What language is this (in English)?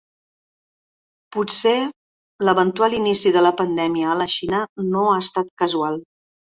Catalan